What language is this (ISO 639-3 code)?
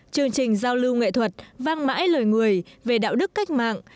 vie